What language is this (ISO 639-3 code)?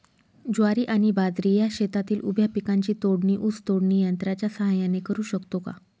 mar